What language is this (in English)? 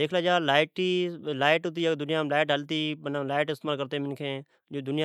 Od